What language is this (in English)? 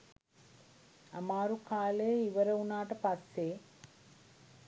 Sinhala